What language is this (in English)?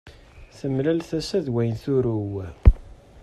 Kabyle